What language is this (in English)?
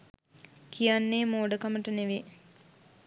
Sinhala